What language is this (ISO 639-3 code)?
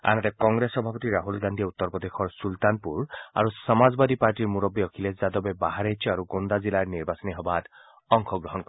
asm